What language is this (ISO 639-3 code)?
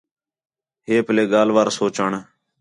xhe